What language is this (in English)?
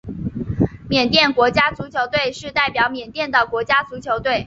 Chinese